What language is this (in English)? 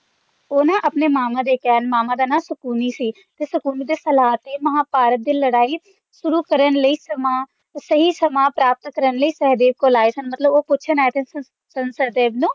Punjabi